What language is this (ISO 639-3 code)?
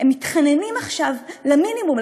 heb